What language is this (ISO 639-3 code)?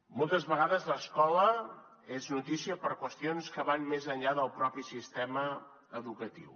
cat